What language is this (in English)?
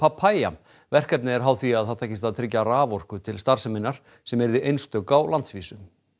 Icelandic